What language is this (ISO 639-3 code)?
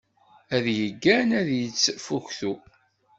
kab